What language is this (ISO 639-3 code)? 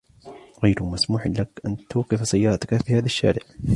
ara